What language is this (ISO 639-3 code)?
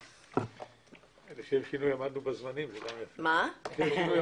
heb